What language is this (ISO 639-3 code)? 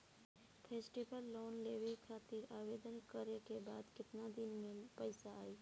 bho